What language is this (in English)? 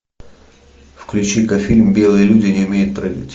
Russian